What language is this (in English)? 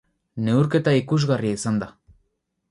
Basque